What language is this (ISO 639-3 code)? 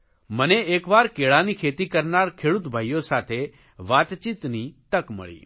guj